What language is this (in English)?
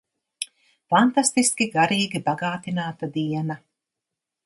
Latvian